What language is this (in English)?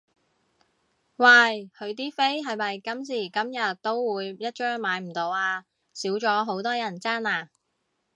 Cantonese